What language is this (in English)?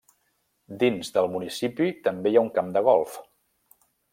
Catalan